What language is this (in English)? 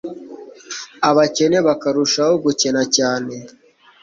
Kinyarwanda